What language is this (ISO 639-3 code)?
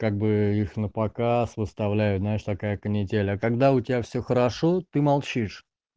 rus